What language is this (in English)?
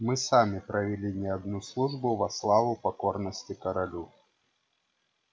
Russian